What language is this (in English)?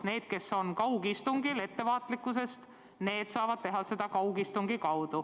Estonian